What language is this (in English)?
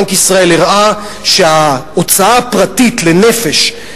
Hebrew